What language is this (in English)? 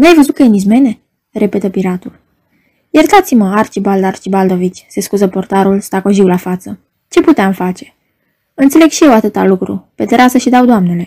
Romanian